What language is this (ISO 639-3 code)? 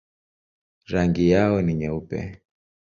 swa